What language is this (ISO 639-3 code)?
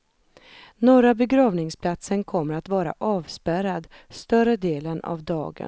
swe